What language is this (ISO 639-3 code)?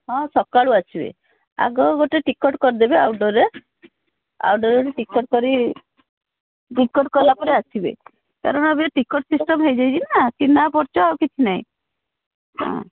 ori